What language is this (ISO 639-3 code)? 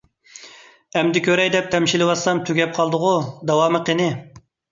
uig